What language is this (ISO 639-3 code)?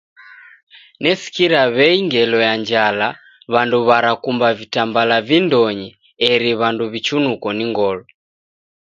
dav